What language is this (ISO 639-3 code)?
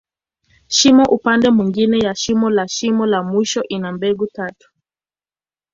swa